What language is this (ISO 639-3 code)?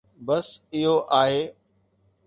snd